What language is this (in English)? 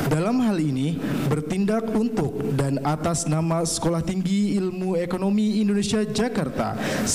Indonesian